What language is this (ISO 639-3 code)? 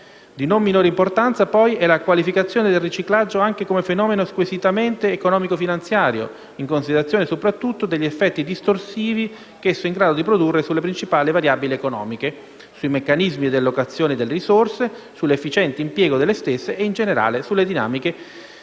ita